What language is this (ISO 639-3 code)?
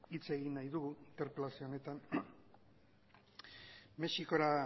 eus